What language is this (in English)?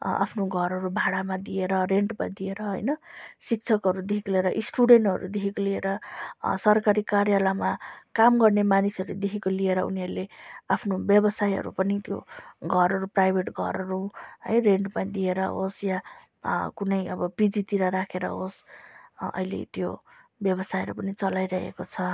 Nepali